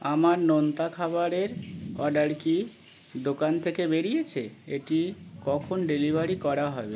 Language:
Bangla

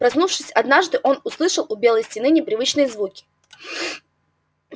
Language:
Russian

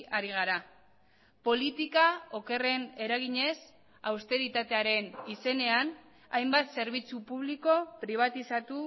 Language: Basque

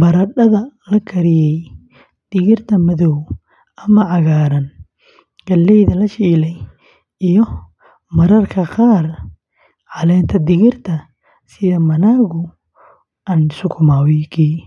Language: Somali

